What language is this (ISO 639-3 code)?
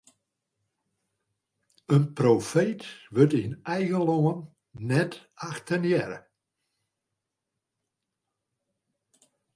fry